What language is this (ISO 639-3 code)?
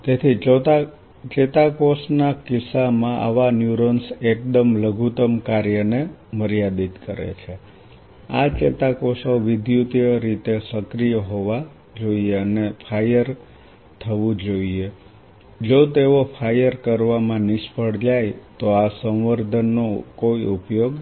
guj